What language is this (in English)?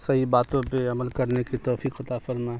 Urdu